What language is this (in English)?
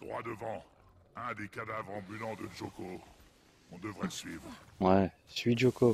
French